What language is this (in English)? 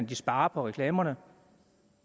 Danish